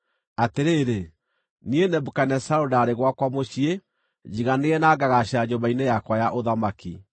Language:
Kikuyu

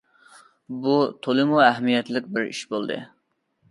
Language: Uyghur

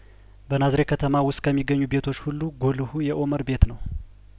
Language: Amharic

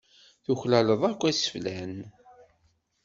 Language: Kabyle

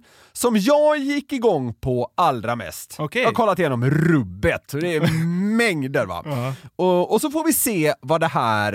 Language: Swedish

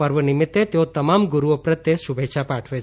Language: Gujarati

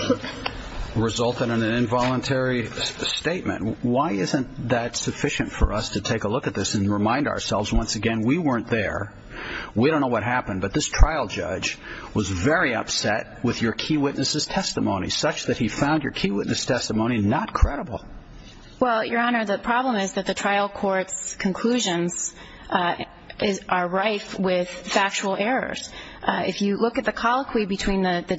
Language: English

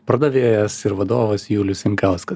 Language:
Lithuanian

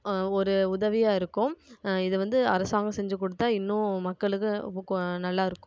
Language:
Tamil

